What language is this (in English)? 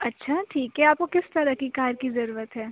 Urdu